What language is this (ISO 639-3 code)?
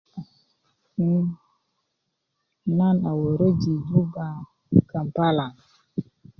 ukv